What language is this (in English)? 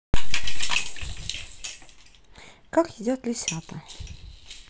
Russian